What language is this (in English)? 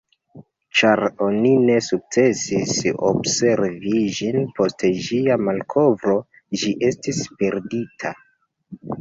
Esperanto